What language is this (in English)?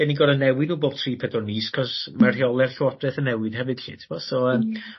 Welsh